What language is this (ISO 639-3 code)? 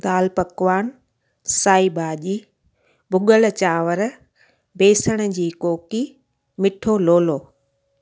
snd